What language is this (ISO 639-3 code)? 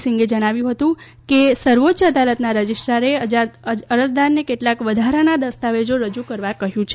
guj